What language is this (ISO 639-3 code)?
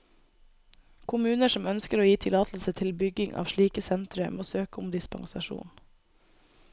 nor